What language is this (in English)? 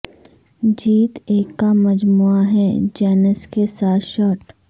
Urdu